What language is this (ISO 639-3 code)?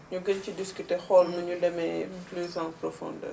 wol